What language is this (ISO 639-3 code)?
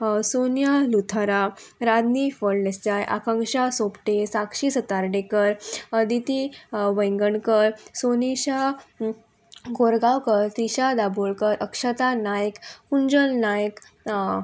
kok